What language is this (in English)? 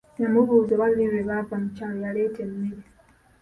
Ganda